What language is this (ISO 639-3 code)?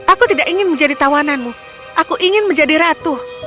ind